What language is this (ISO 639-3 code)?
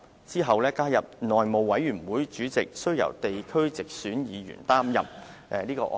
yue